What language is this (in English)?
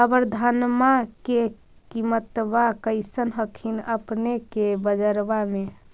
Magahi